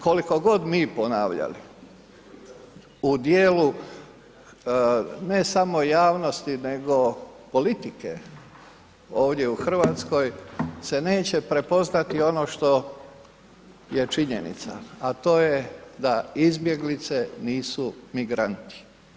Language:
Croatian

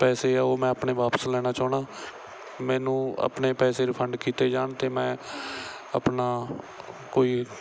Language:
Punjabi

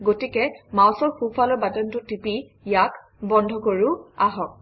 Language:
Assamese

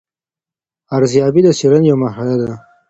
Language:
Pashto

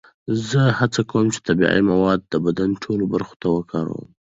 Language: Pashto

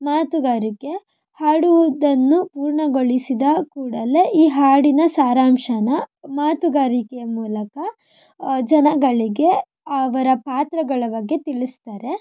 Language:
Kannada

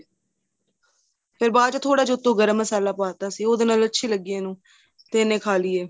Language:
Punjabi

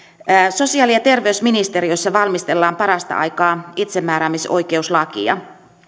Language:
Finnish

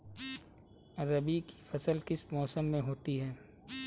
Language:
Hindi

